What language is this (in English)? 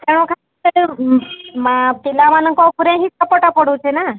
Odia